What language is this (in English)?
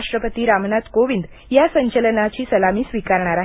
Marathi